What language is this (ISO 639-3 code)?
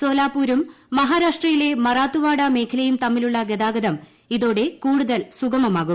mal